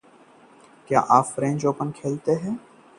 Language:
Hindi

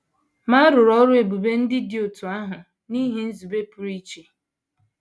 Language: Igbo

